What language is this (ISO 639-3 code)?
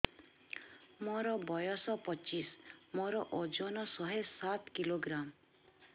ori